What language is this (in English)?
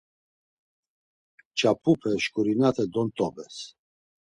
Laz